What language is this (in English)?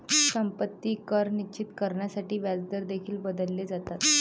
Marathi